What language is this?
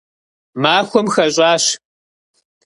Kabardian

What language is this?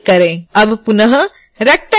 Hindi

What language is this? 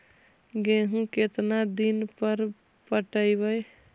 Magahi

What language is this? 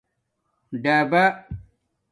Domaaki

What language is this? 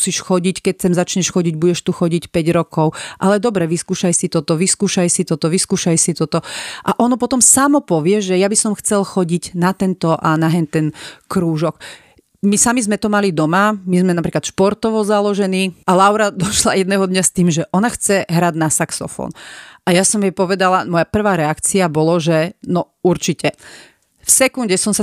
Slovak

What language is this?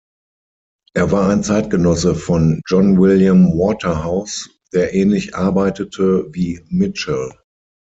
German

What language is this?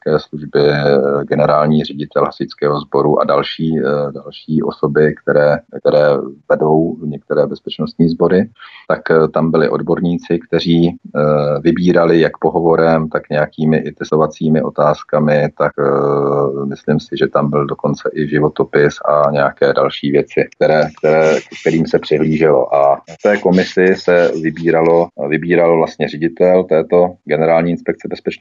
Czech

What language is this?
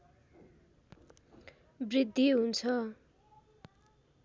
Nepali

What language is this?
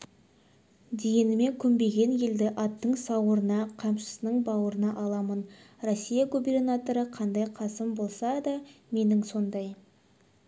Kazakh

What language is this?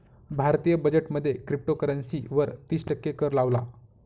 Marathi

